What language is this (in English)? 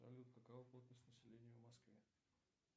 Russian